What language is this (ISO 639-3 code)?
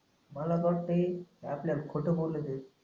mar